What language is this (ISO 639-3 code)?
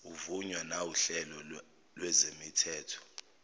zul